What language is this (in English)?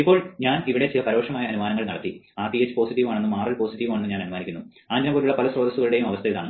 Malayalam